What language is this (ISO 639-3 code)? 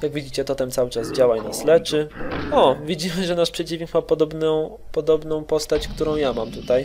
pol